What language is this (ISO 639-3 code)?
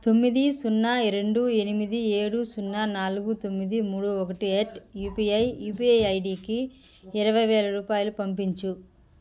tel